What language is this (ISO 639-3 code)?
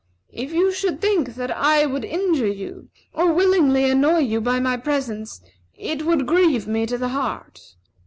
eng